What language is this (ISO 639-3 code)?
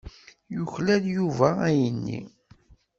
kab